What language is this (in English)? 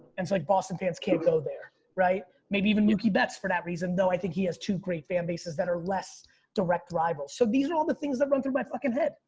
English